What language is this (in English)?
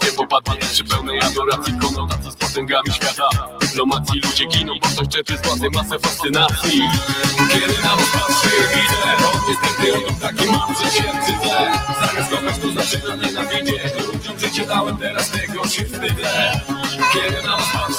Polish